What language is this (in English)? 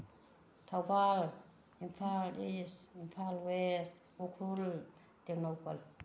Manipuri